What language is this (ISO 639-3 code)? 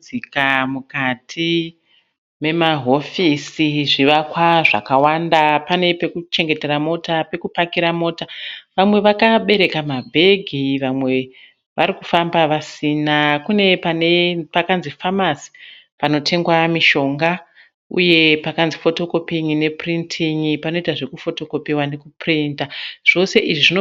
sna